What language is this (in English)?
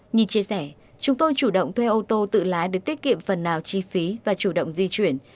Vietnamese